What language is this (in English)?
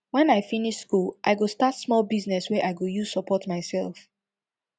Nigerian Pidgin